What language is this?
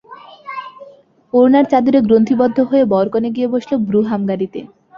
Bangla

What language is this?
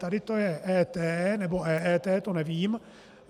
Czech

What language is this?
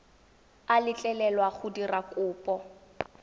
Tswana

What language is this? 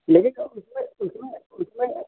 Hindi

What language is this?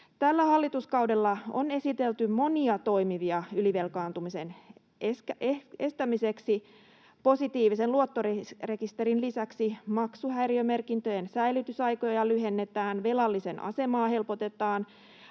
Finnish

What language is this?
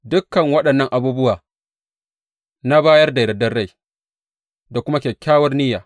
Hausa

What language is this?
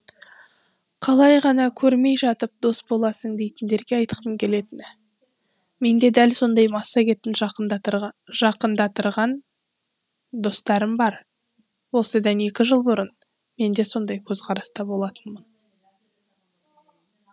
Kazakh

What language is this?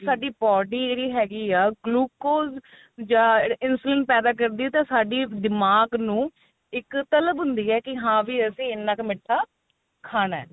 Punjabi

